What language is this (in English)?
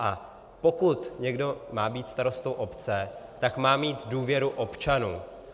Czech